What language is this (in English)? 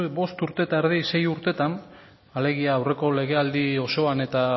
Basque